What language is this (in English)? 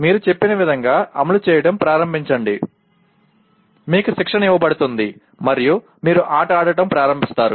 Telugu